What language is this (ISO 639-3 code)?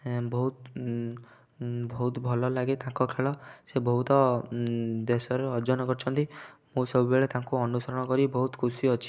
ori